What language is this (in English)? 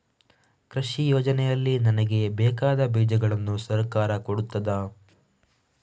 Kannada